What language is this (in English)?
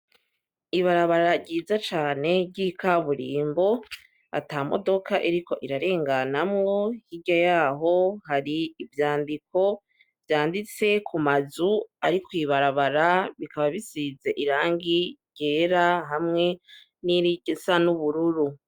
Rundi